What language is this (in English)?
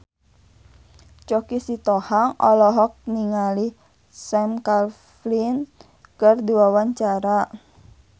Sundanese